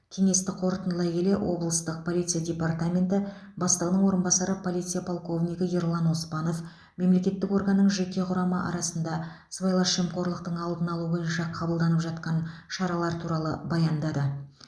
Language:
Kazakh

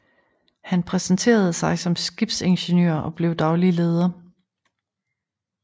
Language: Danish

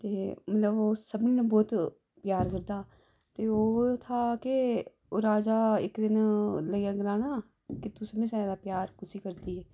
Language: Dogri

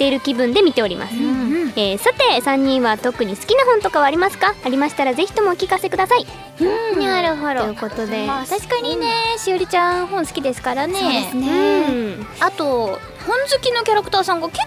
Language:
Japanese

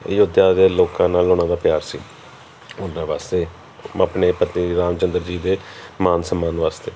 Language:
Punjabi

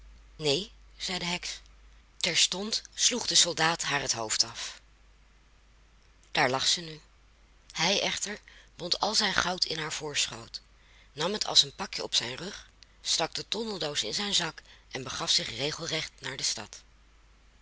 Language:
Dutch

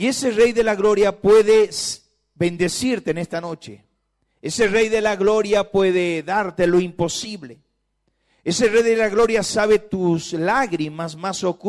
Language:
Spanish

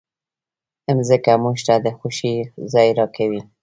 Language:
Pashto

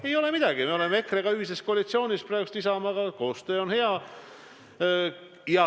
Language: Estonian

